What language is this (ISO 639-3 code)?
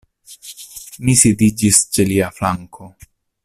epo